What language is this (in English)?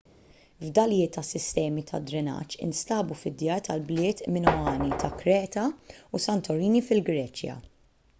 Maltese